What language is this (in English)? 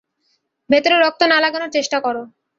Bangla